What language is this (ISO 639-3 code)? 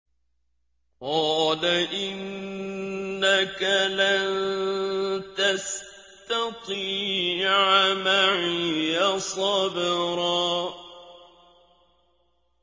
ara